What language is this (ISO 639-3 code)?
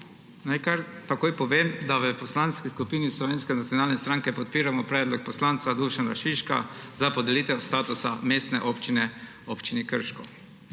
slv